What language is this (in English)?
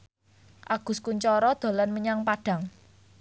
Javanese